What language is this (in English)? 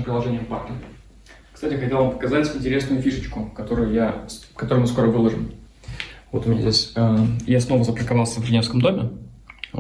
Russian